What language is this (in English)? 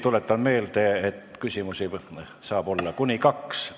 Estonian